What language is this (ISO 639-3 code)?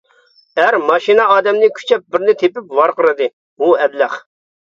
uig